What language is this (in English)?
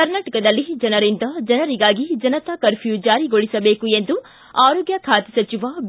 Kannada